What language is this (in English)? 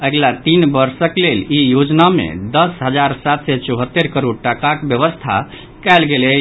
Maithili